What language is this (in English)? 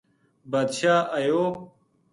Gujari